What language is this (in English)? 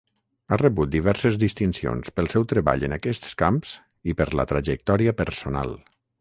Catalan